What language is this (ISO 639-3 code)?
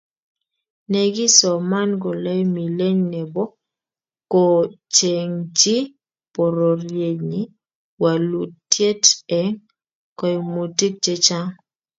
kln